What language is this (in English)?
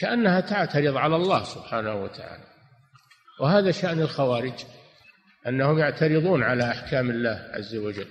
Arabic